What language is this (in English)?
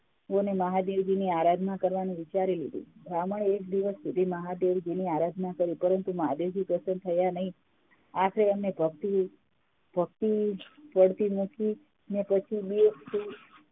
Gujarati